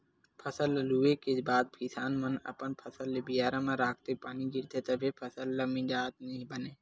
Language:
Chhattisgarhi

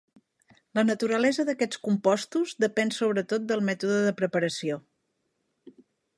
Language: Catalan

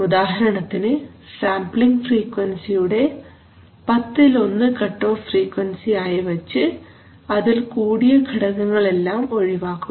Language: Malayalam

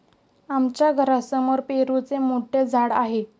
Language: Marathi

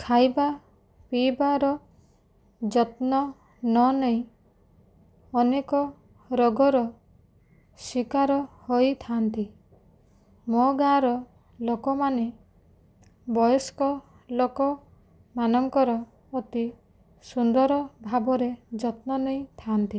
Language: Odia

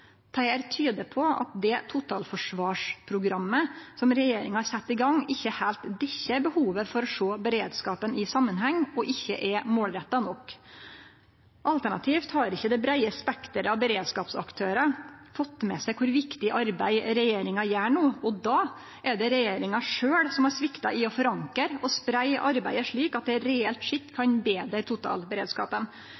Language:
Norwegian Nynorsk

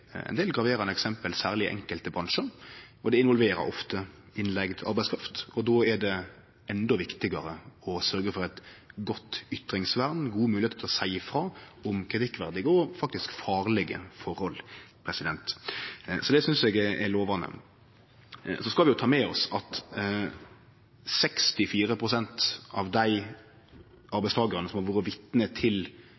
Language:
Norwegian Nynorsk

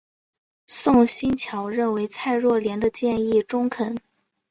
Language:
Chinese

